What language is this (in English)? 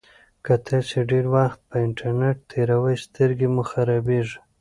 Pashto